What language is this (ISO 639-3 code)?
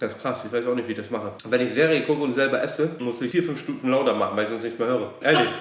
deu